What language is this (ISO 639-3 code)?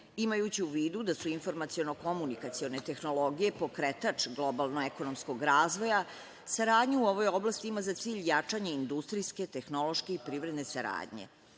srp